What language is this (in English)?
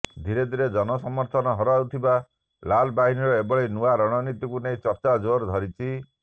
Odia